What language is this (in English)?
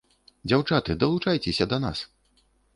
Belarusian